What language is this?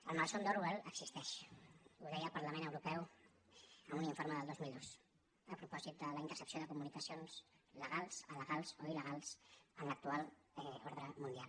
Catalan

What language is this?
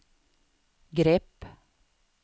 Swedish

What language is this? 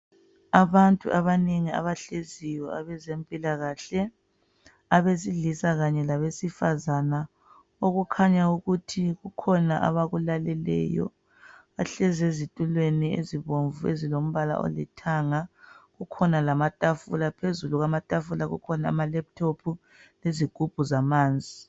North Ndebele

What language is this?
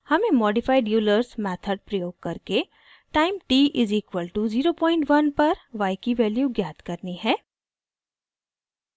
Hindi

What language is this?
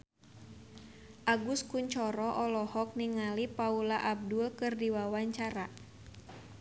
Sundanese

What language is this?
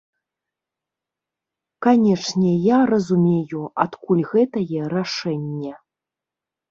Belarusian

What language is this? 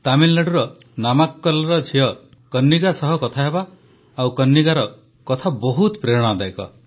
Odia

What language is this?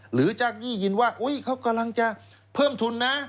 Thai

